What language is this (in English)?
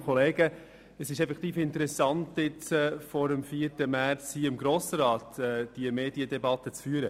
Swiss German